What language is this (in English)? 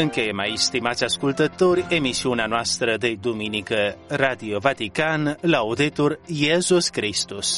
Romanian